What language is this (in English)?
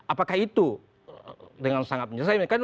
Indonesian